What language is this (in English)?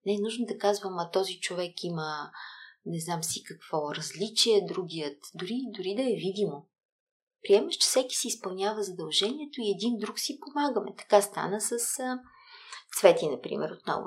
Bulgarian